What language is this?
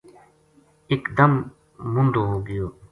Gujari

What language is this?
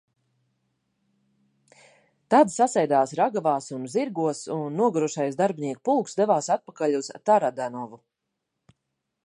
Latvian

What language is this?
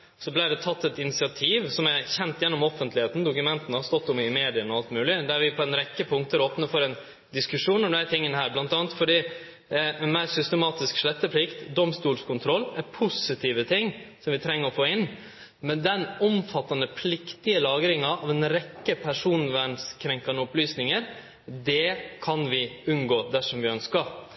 Norwegian Nynorsk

